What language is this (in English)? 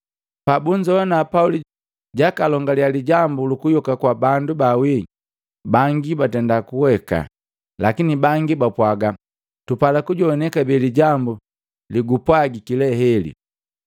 Matengo